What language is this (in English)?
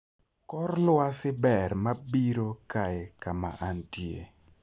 Luo (Kenya and Tanzania)